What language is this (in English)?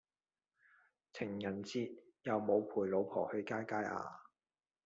Cantonese